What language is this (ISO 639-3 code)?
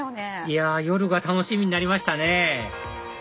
jpn